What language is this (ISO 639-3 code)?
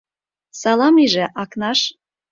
chm